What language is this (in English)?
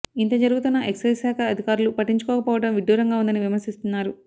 Telugu